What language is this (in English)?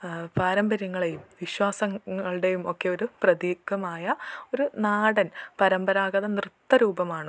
Malayalam